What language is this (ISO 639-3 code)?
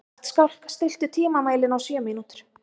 isl